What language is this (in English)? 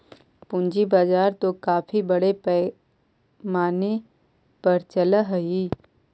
Magahi